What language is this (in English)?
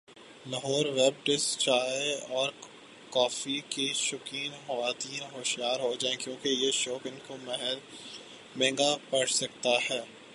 Urdu